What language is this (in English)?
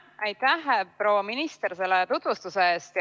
Estonian